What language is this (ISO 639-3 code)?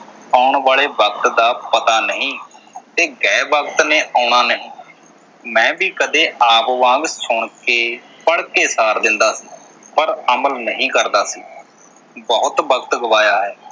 pan